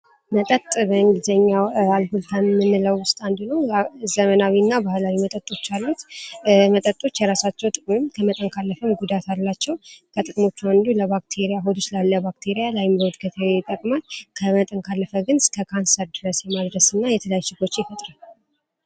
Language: Amharic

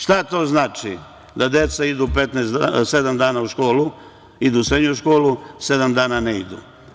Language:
Serbian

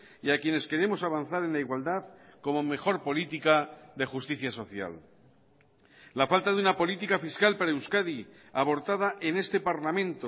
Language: Spanish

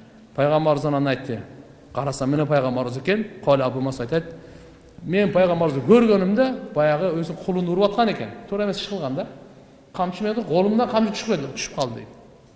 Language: Turkish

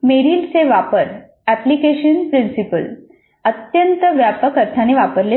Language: Marathi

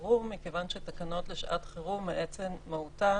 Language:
Hebrew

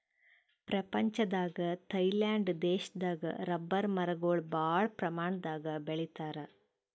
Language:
Kannada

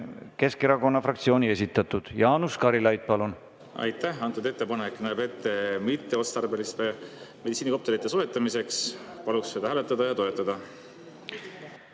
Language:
Estonian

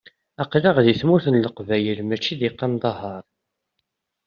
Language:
Kabyle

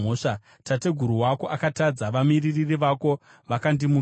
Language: Shona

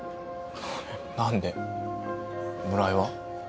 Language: Japanese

